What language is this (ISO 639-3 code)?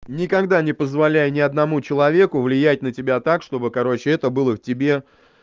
rus